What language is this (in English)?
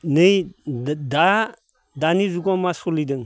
Bodo